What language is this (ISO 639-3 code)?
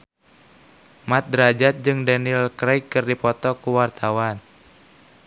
sun